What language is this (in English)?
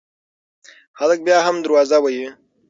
Pashto